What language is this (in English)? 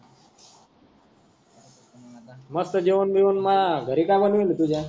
Marathi